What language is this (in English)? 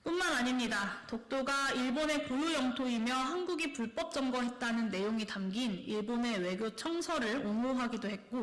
Korean